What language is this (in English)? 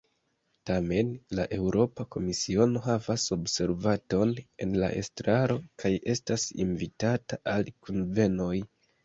Esperanto